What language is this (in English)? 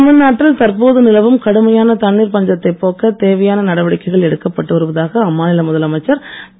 Tamil